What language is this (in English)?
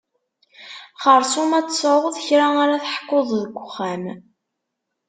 Kabyle